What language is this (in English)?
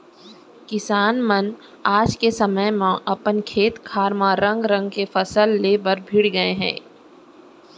Chhattisgarhi